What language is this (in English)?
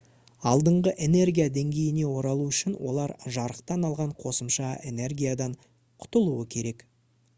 Kazakh